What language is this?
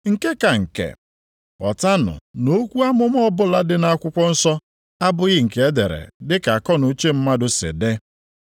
Igbo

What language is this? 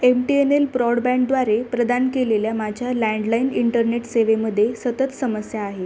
Marathi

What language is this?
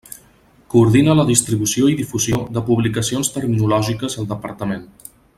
Catalan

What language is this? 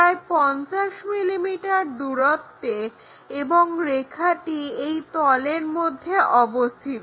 Bangla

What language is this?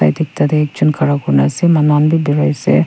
Naga Pidgin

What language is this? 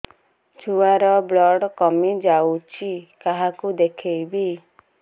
Odia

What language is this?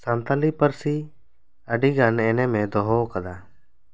Santali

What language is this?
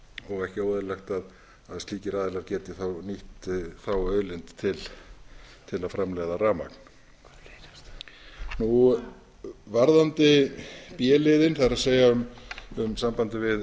Icelandic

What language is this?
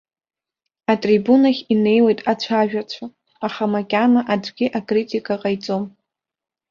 Abkhazian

